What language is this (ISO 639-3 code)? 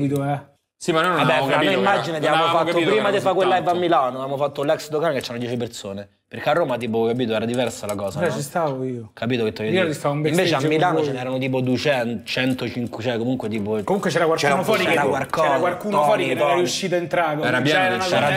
ita